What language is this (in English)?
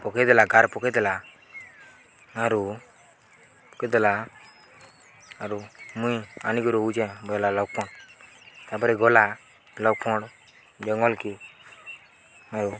Odia